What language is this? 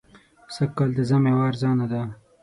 Pashto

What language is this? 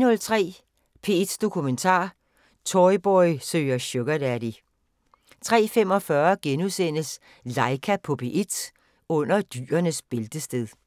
Danish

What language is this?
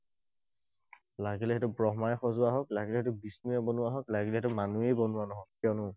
Assamese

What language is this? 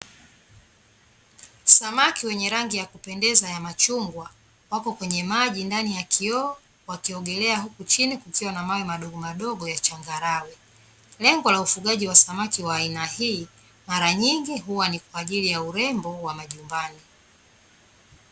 Swahili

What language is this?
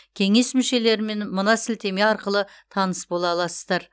Kazakh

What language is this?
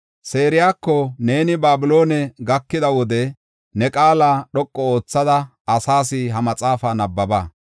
Gofa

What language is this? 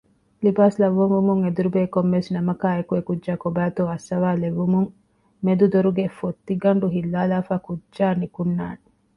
Divehi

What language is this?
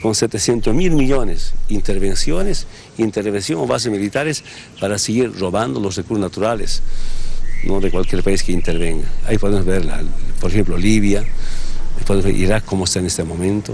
Spanish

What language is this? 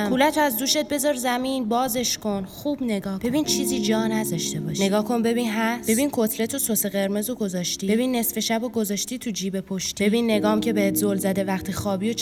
Persian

